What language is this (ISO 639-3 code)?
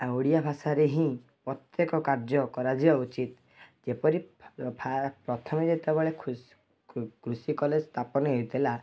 ori